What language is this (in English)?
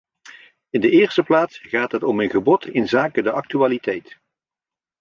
Dutch